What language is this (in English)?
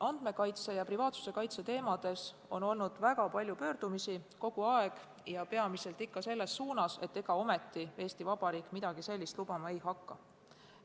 Estonian